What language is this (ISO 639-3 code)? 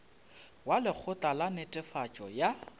nso